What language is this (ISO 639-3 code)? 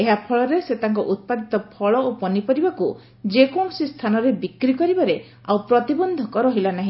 ori